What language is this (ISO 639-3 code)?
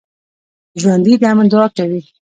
pus